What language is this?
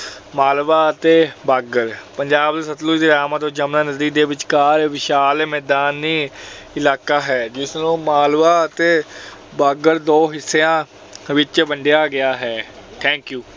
Punjabi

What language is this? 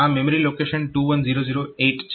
Gujarati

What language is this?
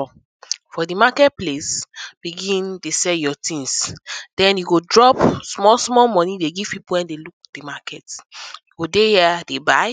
Nigerian Pidgin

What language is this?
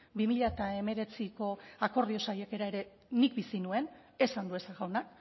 Basque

